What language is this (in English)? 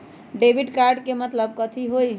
Magahi